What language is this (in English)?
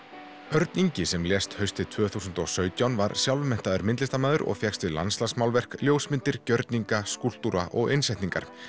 Icelandic